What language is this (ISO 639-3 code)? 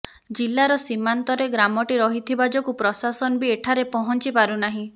ori